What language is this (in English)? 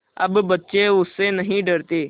Hindi